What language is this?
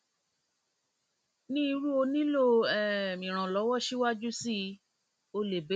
Yoruba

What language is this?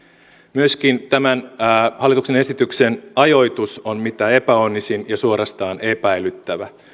Finnish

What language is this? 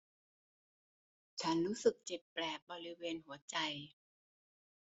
Thai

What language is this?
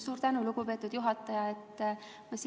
Estonian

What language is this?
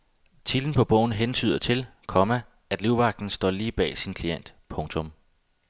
Danish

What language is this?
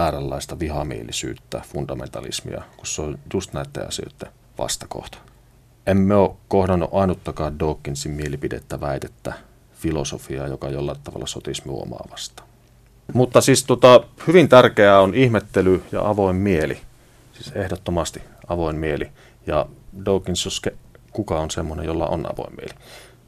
Finnish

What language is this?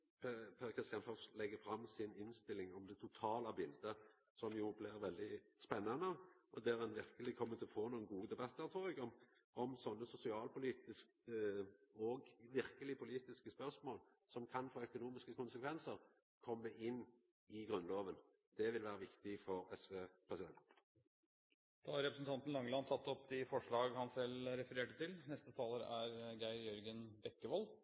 Norwegian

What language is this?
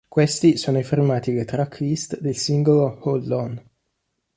Italian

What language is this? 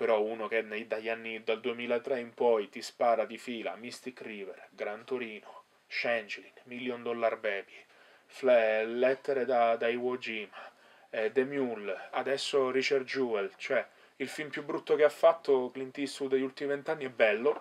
Italian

